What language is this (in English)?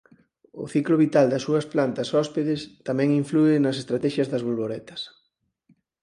Galician